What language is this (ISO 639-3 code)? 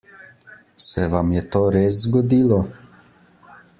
slv